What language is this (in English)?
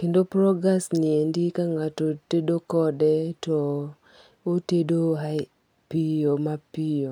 Luo (Kenya and Tanzania)